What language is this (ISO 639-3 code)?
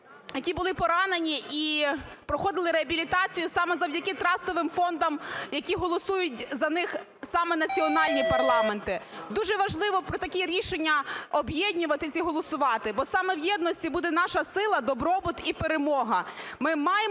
ukr